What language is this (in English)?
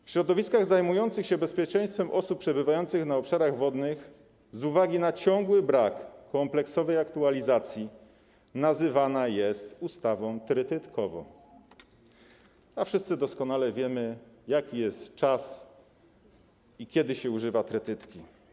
Polish